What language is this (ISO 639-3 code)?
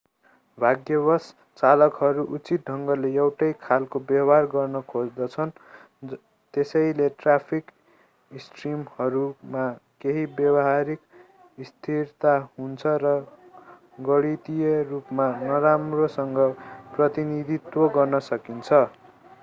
nep